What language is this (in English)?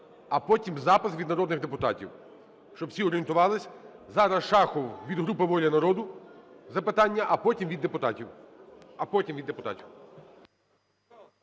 Ukrainian